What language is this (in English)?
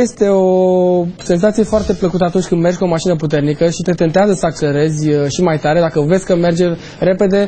Romanian